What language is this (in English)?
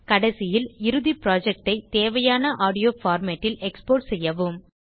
Tamil